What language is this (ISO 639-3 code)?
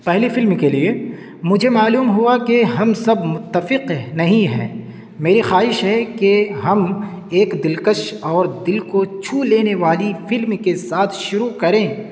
urd